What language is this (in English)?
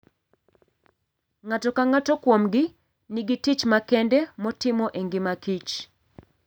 Luo (Kenya and Tanzania)